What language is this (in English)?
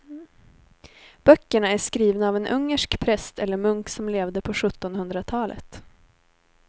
Swedish